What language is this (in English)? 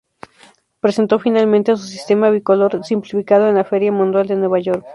Spanish